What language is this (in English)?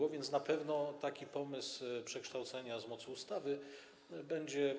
Polish